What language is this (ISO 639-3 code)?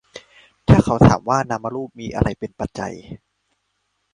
tha